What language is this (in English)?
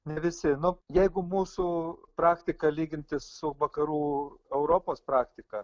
Lithuanian